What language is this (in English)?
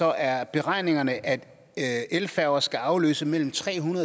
Danish